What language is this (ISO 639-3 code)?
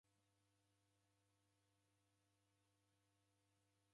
dav